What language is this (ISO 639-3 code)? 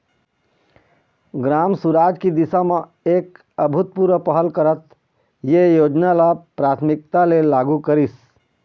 hne